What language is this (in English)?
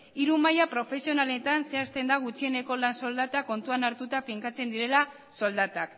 Basque